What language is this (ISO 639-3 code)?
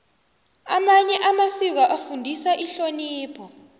nbl